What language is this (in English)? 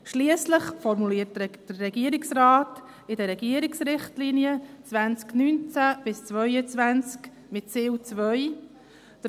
Swiss German